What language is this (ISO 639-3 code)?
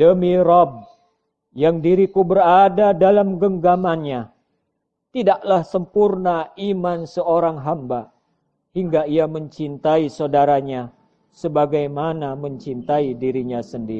ind